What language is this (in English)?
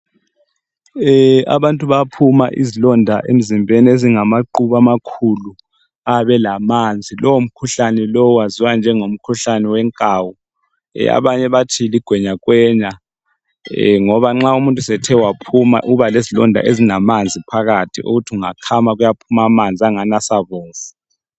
North Ndebele